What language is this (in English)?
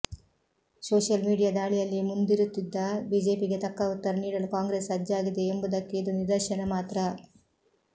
Kannada